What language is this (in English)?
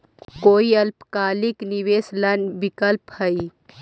Magahi